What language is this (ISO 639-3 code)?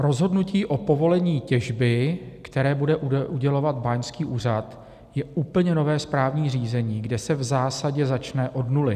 ces